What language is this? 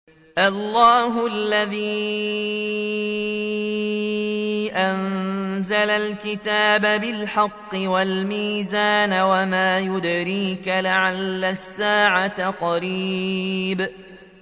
Arabic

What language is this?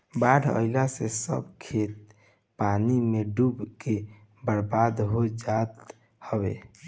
Bhojpuri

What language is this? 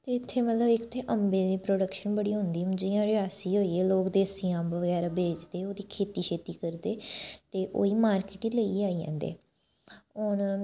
Dogri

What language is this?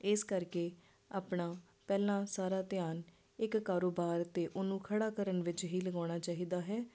Punjabi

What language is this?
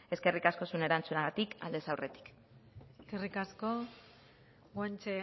Basque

